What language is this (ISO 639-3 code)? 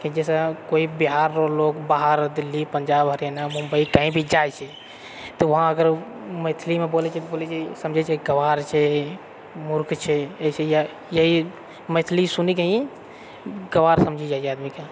mai